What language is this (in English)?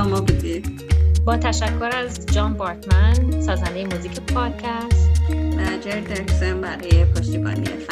Persian